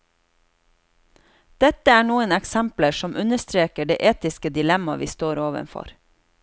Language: Norwegian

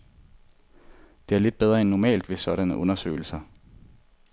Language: Danish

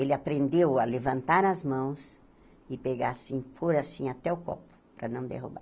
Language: Portuguese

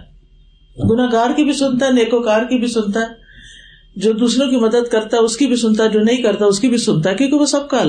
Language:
Urdu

